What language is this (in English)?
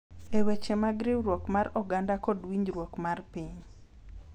Luo (Kenya and Tanzania)